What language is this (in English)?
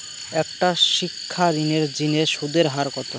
Bangla